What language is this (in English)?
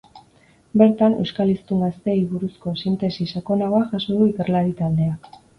Basque